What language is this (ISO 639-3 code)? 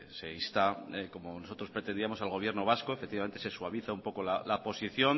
spa